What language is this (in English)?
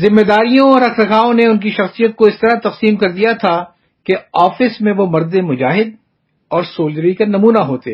Urdu